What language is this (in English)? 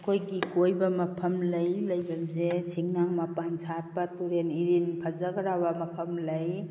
Manipuri